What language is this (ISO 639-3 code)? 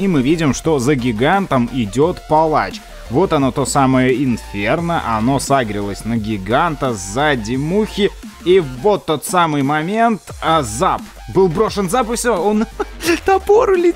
rus